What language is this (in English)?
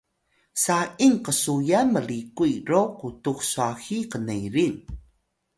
Atayal